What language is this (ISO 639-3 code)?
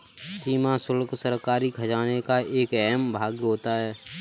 hin